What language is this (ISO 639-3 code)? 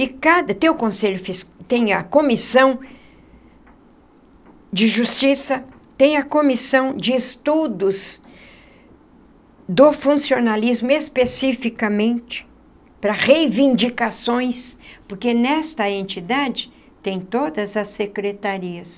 por